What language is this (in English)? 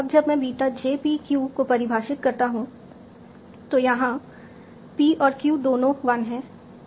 Hindi